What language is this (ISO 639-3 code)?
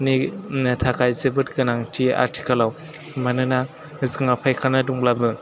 brx